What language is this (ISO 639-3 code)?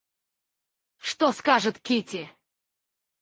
rus